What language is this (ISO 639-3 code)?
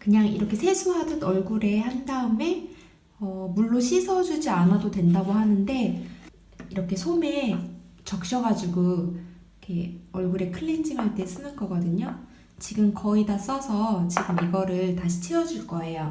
kor